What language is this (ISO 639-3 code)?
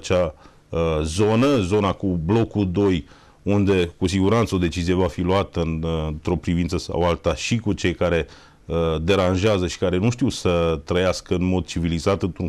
ron